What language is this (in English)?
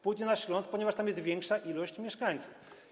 Polish